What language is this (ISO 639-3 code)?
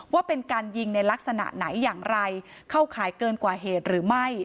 tha